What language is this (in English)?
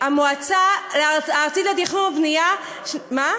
Hebrew